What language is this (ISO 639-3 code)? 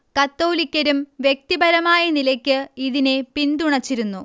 mal